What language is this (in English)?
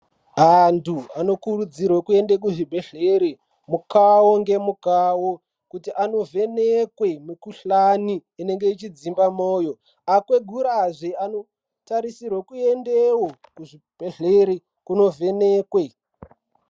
Ndau